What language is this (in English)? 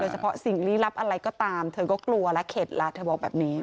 Thai